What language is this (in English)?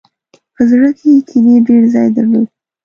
Pashto